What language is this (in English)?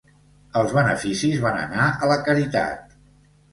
Catalan